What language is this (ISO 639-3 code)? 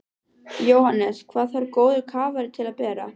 isl